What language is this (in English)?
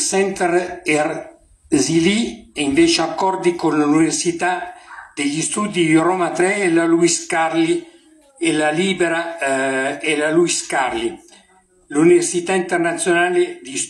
Italian